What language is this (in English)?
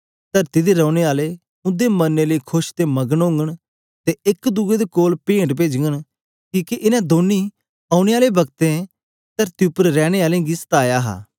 Dogri